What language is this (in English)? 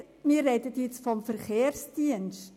Swiss German